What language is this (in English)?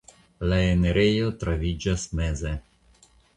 Esperanto